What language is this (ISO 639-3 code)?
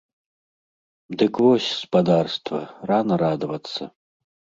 bel